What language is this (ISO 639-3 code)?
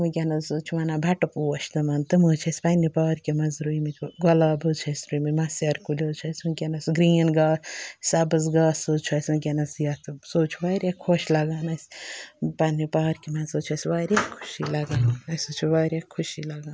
kas